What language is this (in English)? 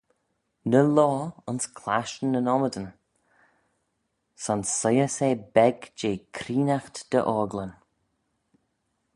Manx